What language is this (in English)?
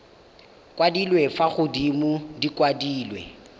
Tswana